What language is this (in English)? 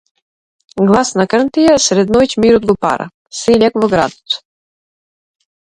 Macedonian